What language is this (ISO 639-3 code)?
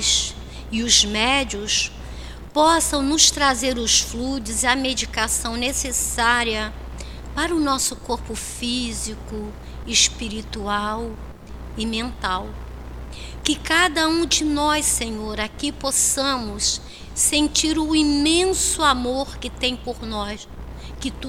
por